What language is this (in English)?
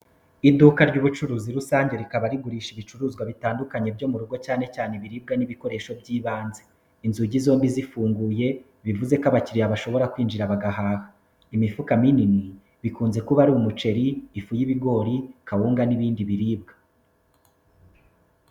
Kinyarwanda